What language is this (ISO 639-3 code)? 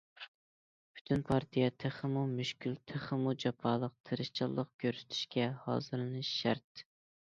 uig